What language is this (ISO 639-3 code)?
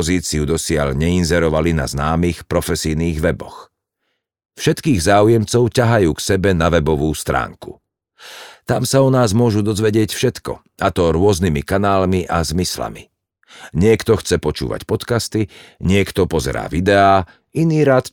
slk